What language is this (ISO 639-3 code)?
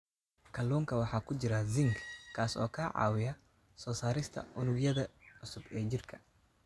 som